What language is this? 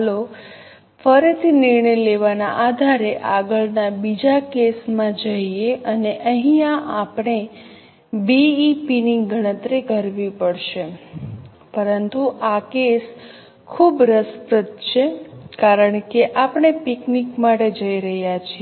Gujarati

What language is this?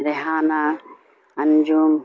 Urdu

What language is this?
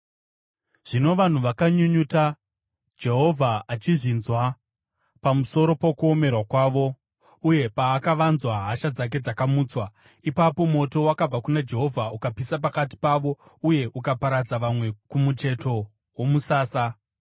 Shona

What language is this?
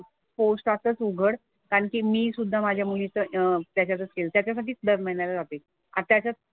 Marathi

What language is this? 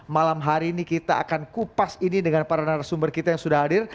Indonesian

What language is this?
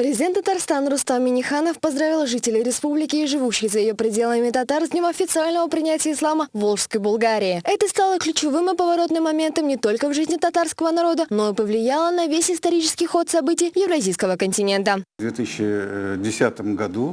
Russian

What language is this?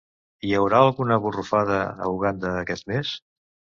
Catalan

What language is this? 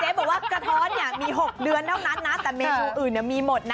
Thai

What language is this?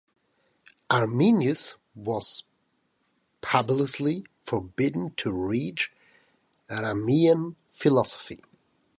English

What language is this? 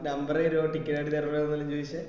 Malayalam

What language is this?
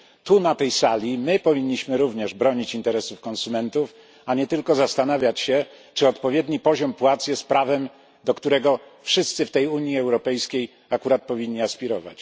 Polish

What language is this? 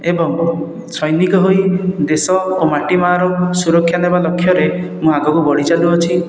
Odia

